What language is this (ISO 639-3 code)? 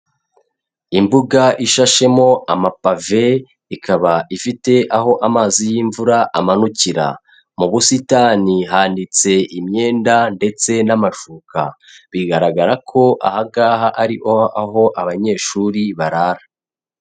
kin